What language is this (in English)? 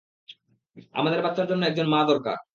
Bangla